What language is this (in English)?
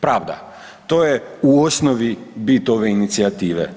Croatian